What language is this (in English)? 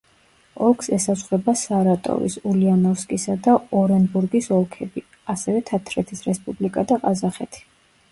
Georgian